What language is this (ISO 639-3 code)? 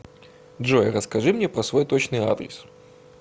rus